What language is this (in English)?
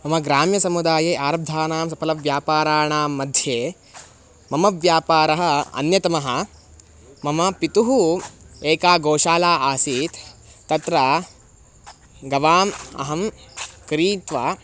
Sanskrit